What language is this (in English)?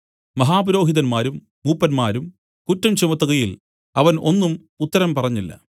Malayalam